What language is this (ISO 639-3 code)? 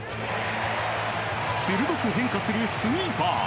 jpn